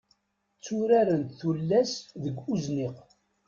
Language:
Kabyle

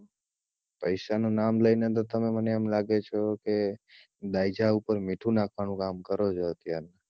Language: Gujarati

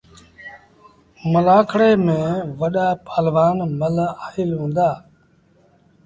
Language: Sindhi Bhil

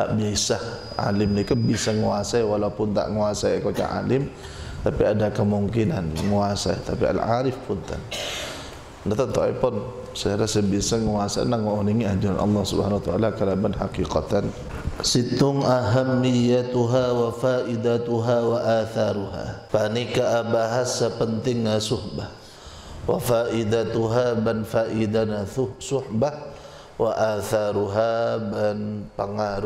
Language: Malay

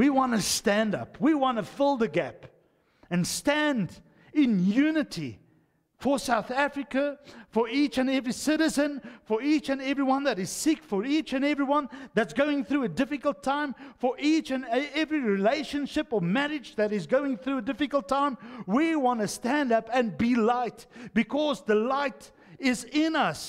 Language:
Dutch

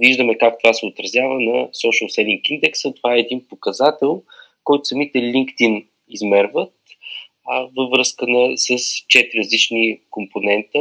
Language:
Bulgarian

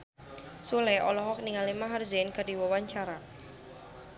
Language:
Sundanese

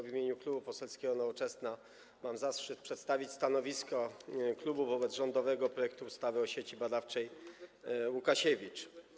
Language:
Polish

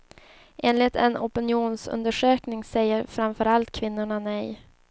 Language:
Swedish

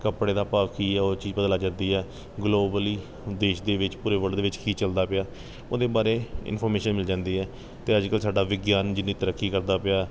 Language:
Punjabi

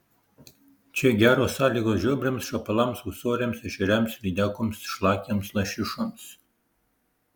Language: Lithuanian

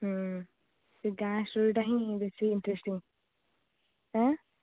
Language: Odia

